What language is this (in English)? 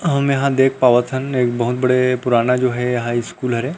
Chhattisgarhi